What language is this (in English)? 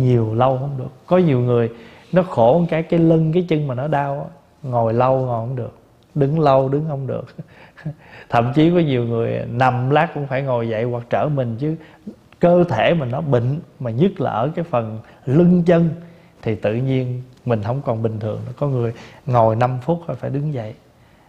Vietnamese